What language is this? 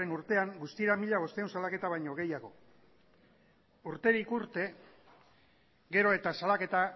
Basque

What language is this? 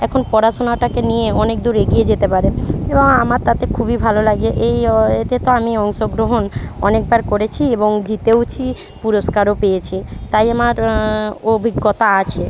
Bangla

